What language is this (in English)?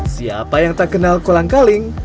Indonesian